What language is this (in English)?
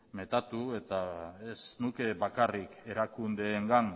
Basque